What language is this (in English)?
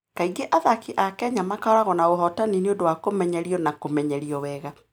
Kikuyu